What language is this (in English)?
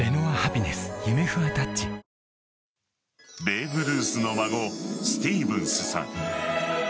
Japanese